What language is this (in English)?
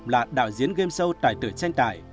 Vietnamese